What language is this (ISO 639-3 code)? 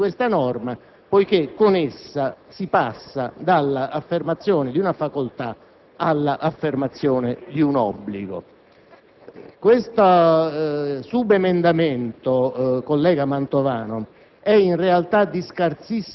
ita